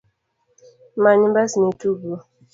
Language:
Luo (Kenya and Tanzania)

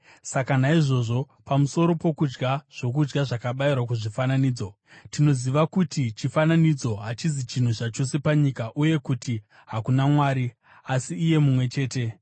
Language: Shona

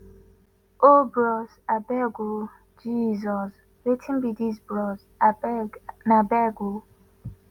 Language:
Nigerian Pidgin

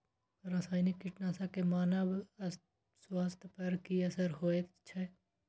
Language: Maithili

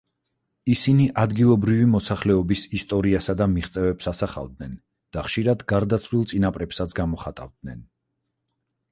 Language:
Georgian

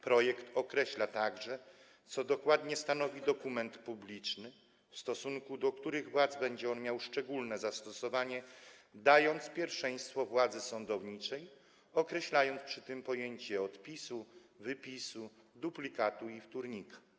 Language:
Polish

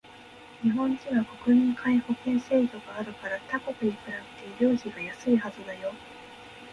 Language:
Japanese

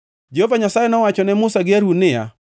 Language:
Luo (Kenya and Tanzania)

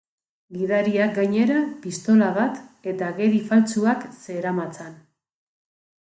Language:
Basque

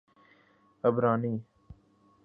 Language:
Urdu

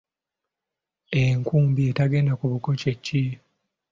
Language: Ganda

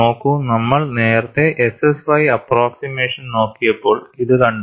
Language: Malayalam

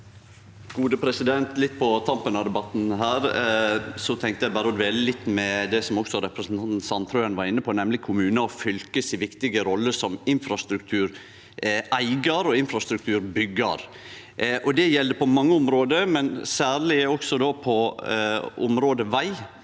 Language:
Norwegian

